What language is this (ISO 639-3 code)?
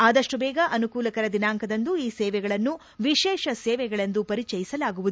kan